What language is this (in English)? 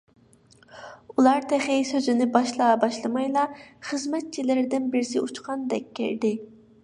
Uyghur